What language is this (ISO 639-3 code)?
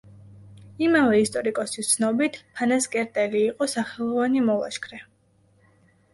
kat